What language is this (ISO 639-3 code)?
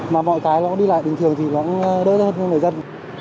vie